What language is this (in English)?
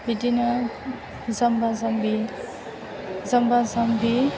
Bodo